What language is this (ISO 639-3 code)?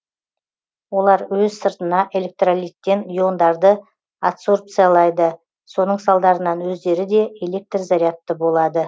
kaz